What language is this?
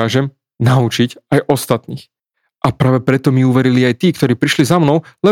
Slovak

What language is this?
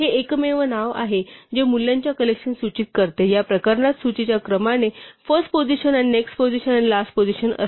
Marathi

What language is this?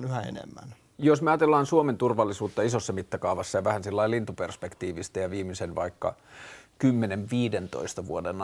Finnish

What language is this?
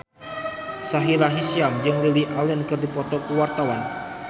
Sundanese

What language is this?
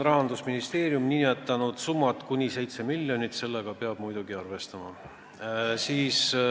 Estonian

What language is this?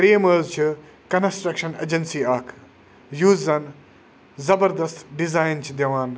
Kashmiri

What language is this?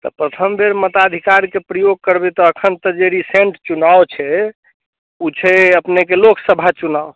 Maithili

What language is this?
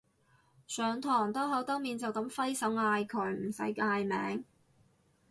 Cantonese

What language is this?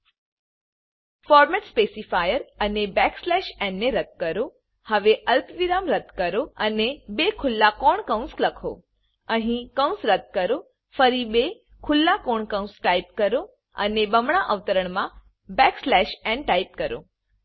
Gujarati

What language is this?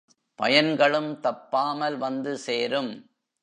Tamil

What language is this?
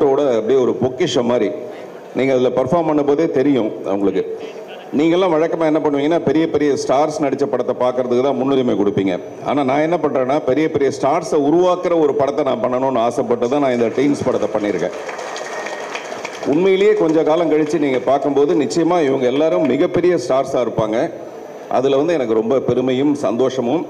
Tamil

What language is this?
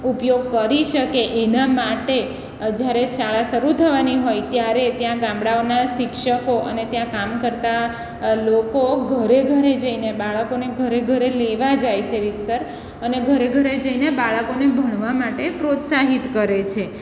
Gujarati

